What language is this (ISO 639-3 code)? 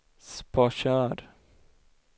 swe